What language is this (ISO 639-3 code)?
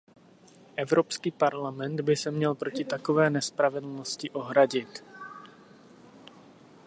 ces